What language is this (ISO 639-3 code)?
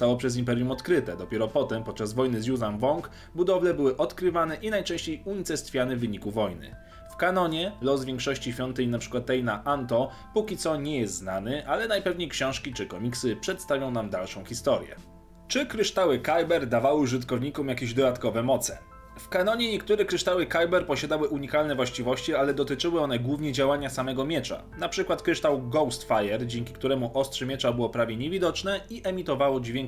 pol